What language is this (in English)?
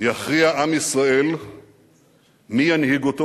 Hebrew